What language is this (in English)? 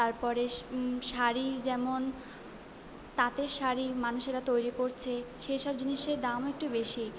Bangla